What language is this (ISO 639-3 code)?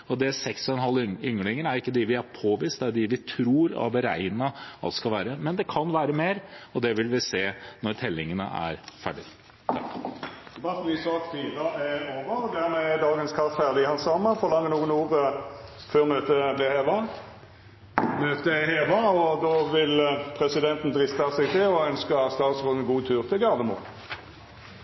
nor